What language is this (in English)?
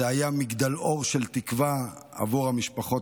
Hebrew